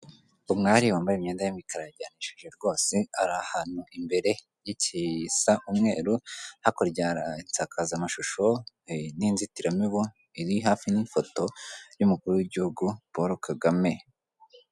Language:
Kinyarwanda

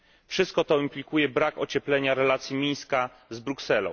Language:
Polish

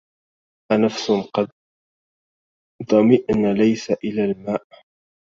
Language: Arabic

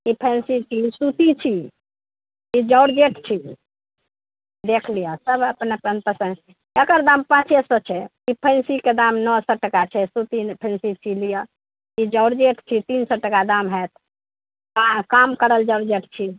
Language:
Maithili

